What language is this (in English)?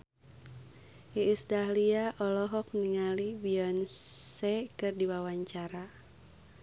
Sundanese